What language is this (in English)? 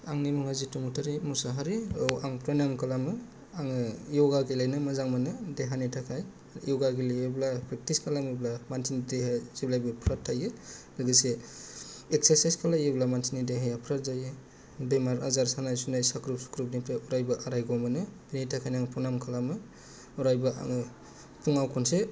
Bodo